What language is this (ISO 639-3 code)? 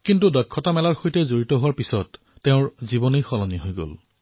asm